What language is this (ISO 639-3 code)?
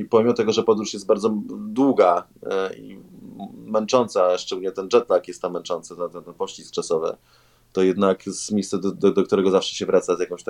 pol